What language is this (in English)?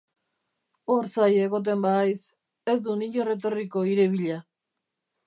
Basque